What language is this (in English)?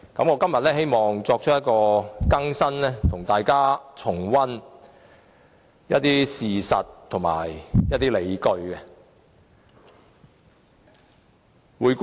Cantonese